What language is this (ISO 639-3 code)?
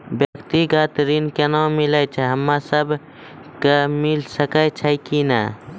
mai